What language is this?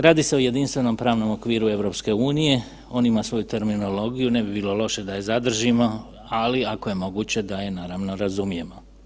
Croatian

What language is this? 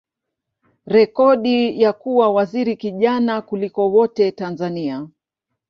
Swahili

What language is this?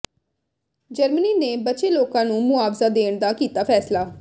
Punjabi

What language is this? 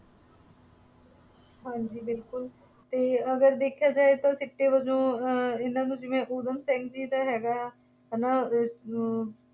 Punjabi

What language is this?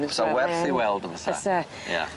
Welsh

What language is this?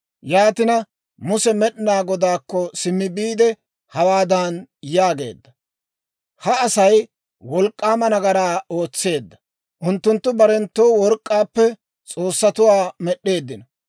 Dawro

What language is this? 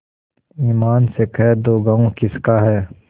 Hindi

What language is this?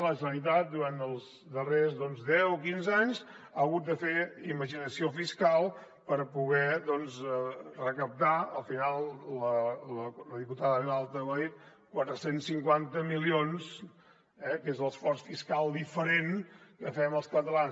Catalan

